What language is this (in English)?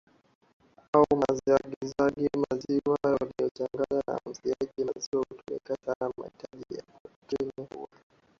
Swahili